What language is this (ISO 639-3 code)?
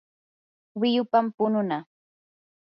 qur